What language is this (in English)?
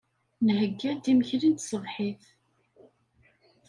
Kabyle